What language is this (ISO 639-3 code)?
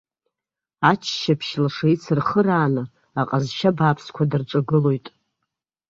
abk